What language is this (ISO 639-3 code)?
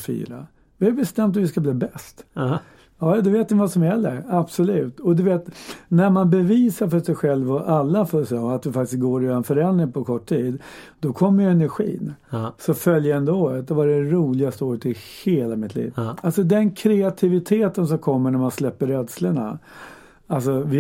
swe